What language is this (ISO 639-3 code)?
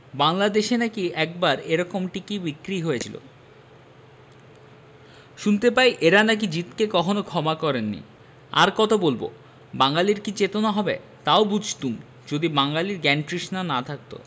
ben